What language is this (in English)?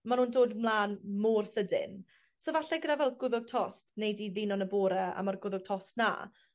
Welsh